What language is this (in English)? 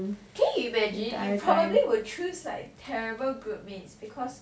English